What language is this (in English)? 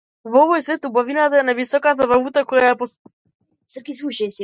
Macedonian